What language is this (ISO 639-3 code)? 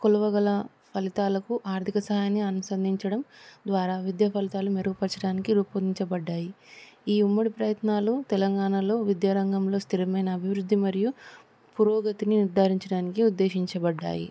tel